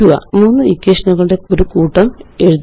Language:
Malayalam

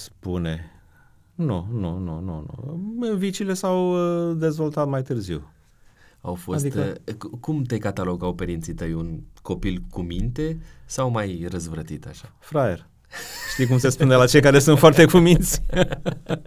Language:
Romanian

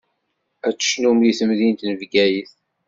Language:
Kabyle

